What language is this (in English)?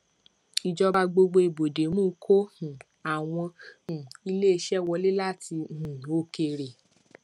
Yoruba